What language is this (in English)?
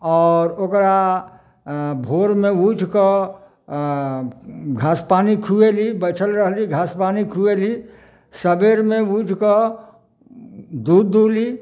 Maithili